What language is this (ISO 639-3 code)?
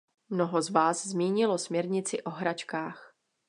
ces